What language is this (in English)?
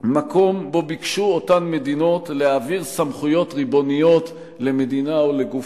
Hebrew